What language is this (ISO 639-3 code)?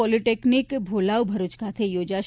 guj